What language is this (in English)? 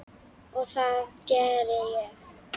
Icelandic